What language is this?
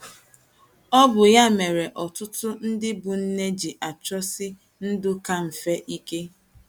Igbo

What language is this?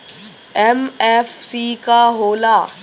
Bhojpuri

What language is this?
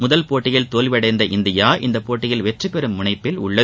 Tamil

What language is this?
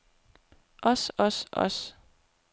Danish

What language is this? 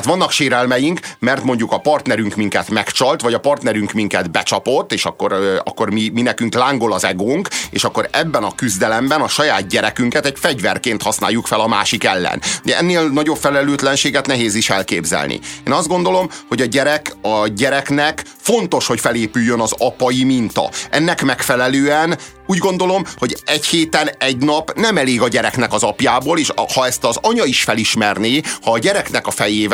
Hungarian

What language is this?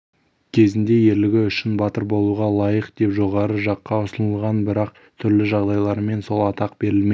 Kazakh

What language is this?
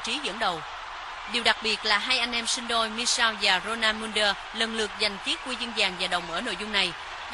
Vietnamese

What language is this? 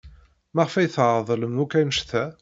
Kabyle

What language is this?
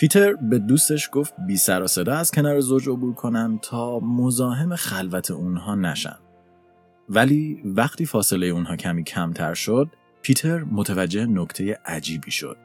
Persian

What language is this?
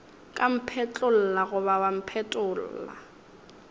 Northern Sotho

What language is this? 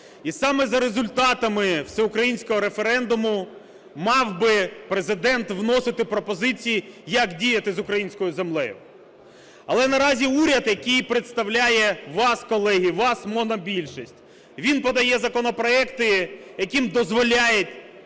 Ukrainian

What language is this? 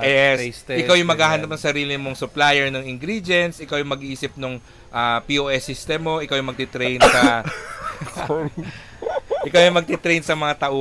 Filipino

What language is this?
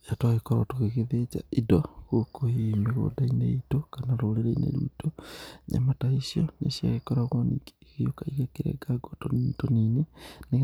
Kikuyu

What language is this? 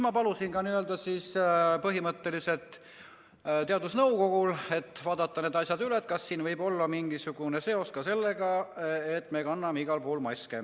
Estonian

